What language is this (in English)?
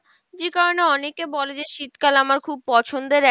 Bangla